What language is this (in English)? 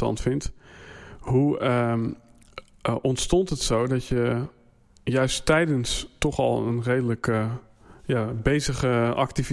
Dutch